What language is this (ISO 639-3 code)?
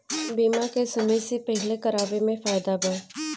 bho